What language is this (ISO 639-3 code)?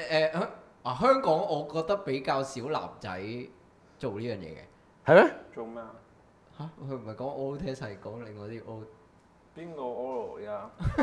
zho